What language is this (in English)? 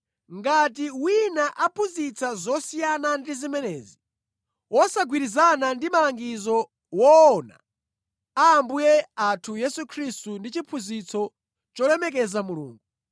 Nyanja